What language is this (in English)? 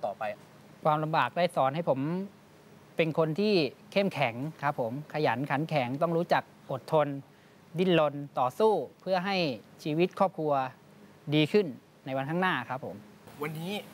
Thai